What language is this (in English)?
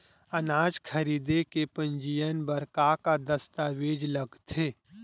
Chhattisgarhi